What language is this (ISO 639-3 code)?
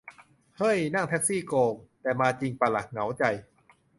tha